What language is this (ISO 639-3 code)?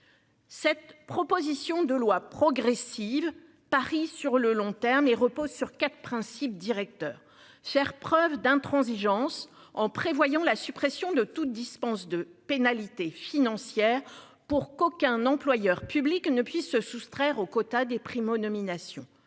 fra